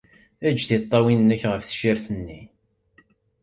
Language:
Kabyle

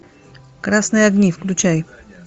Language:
Russian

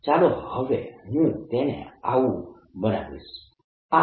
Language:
Gujarati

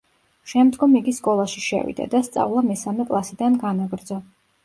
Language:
Georgian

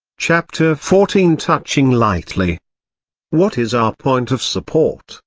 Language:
English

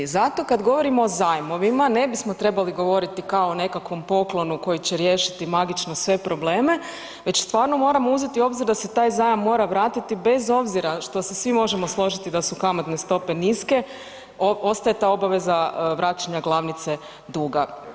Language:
Croatian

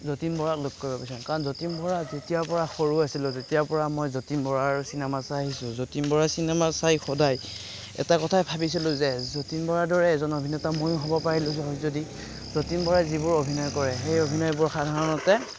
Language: Assamese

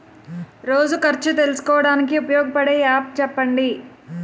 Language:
Telugu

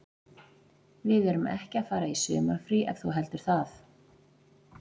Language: Icelandic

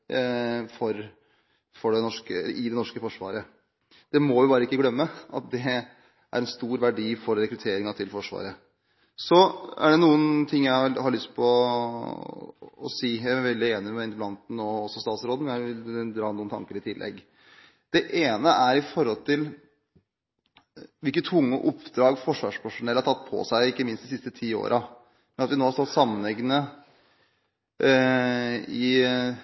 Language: Norwegian Bokmål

